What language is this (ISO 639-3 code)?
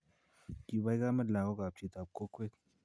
kln